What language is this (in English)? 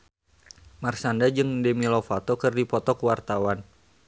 Sundanese